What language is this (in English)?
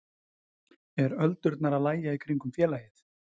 Icelandic